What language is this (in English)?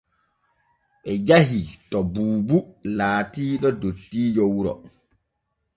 Borgu Fulfulde